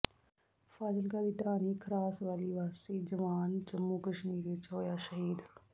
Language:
Punjabi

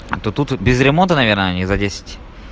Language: Russian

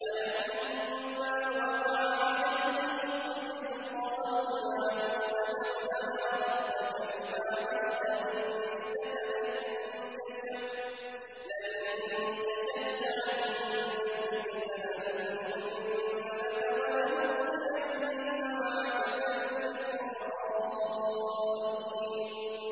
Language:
Arabic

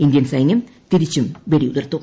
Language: Malayalam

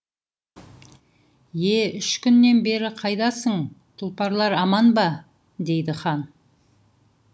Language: Kazakh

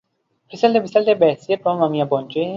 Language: Urdu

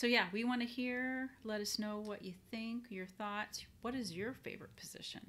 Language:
English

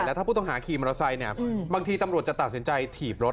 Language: Thai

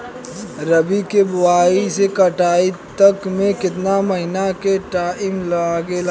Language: Bhojpuri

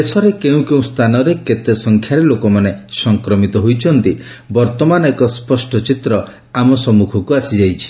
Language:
Odia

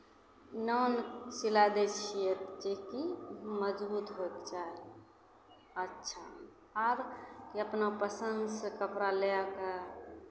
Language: Maithili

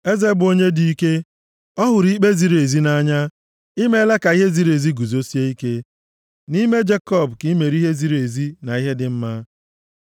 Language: Igbo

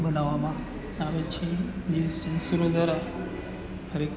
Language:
Gujarati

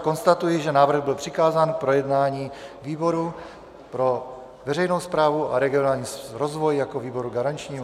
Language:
Czech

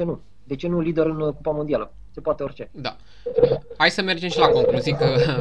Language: Romanian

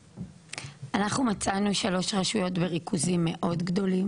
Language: Hebrew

